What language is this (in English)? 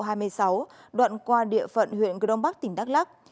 Vietnamese